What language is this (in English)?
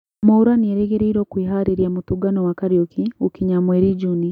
Kikuyu